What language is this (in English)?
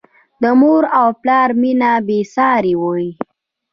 Pashto